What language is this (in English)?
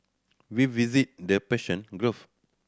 English